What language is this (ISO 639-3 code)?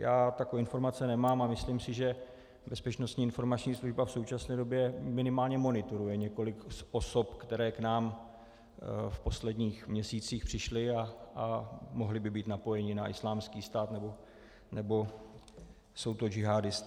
ces